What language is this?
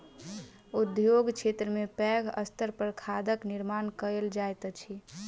Maithili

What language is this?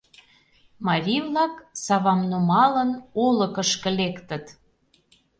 Mari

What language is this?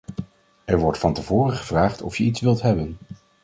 Dutch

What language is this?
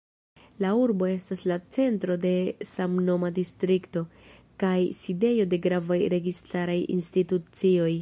Esperanto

